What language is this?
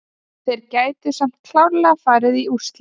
Icelandic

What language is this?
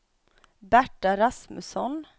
Swedish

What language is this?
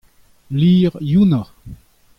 Breton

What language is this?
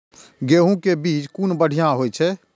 Maithili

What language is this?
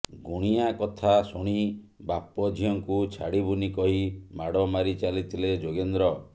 Odia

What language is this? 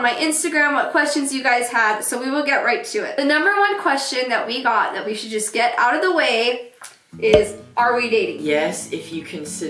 English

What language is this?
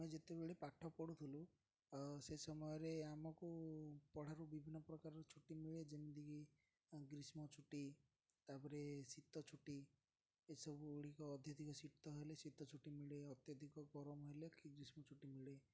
Odia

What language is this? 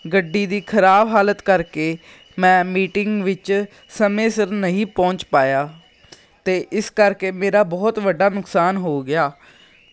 Punjabi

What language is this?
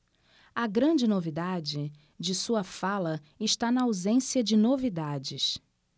Portuguese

